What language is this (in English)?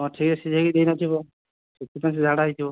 Odia